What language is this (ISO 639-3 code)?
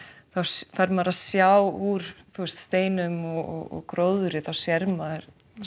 isl